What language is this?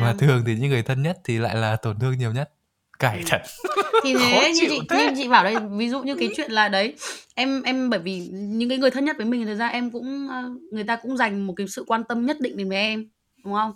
Vietnamese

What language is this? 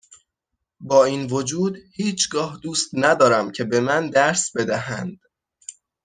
Persian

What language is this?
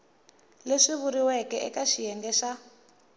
Tsonga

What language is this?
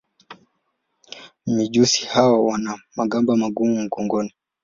Swahili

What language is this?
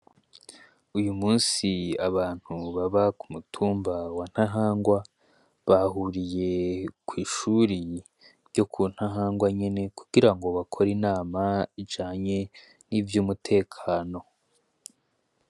Rundi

